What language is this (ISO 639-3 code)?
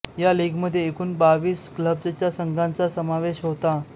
mar